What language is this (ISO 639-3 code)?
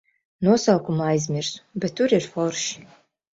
lav